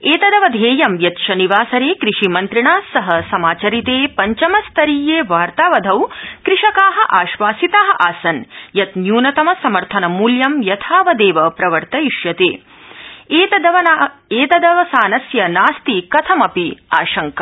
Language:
Sanskrit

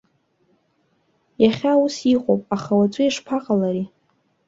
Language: Abkhazian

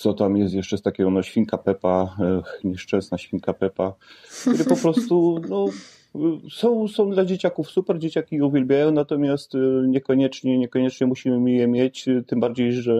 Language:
Polish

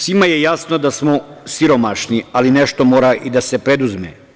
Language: Serbian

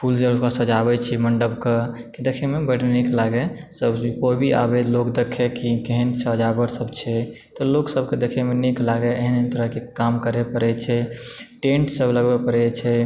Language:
Maithili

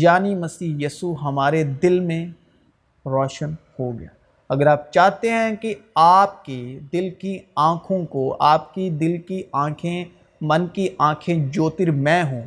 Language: Urdu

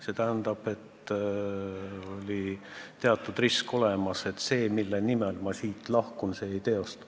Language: Estonian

